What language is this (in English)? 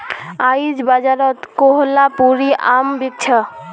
Magahi